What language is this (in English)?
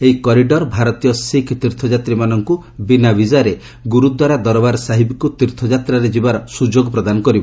Odia